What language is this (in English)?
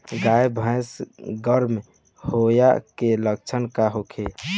Bhojpuri